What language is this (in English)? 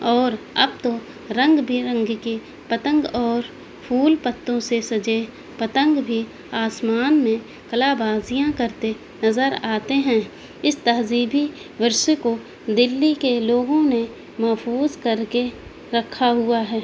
Urdu